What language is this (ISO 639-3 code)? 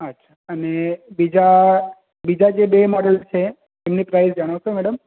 guj